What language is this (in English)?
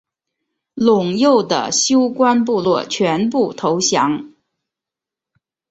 Chinese